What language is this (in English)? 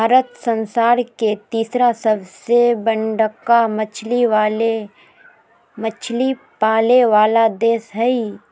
Magahi